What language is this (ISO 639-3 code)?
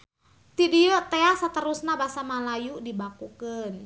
sun